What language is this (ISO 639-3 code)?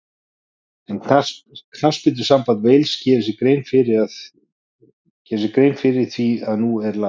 isl